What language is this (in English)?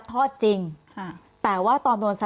Thai